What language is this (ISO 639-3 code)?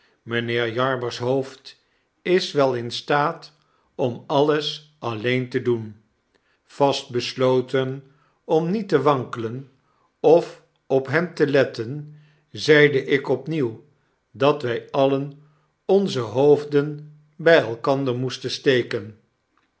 nld